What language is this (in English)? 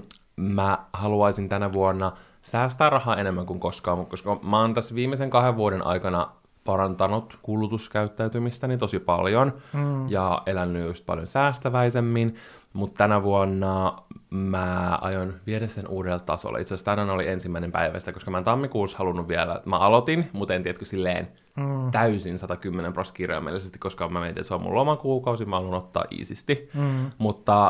Finnish